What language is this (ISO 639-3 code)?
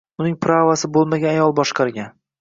uzb